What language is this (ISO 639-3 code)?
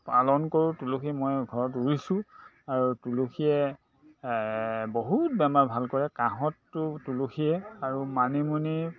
asm